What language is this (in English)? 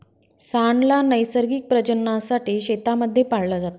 Marathi